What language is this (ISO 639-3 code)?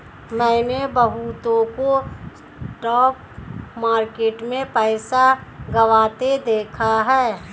hin